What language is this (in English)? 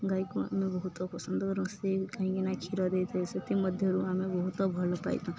Odia